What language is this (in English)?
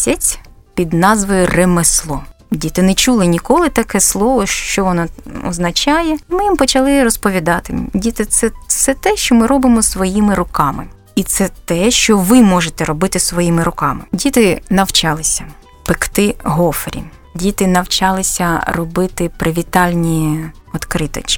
Ukrainian